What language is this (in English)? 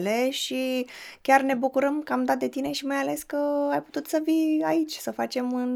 Romanian